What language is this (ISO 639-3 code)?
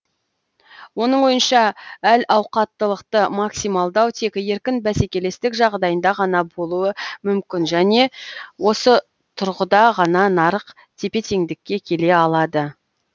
kaz